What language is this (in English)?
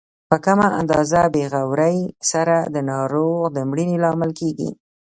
Pashto